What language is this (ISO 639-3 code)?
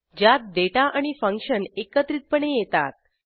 mar